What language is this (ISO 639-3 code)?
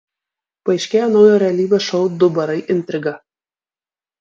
lit